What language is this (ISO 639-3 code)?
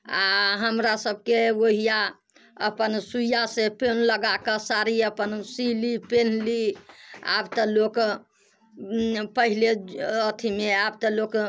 mai